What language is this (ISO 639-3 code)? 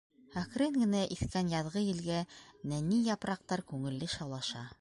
bak